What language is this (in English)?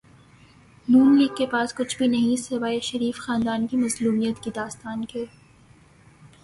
Urdu